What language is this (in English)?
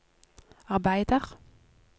Norwegian